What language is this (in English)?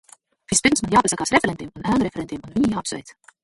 Latvian